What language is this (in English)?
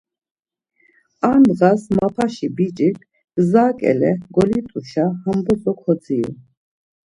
Laz